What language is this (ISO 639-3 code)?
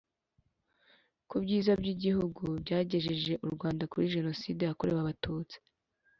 kin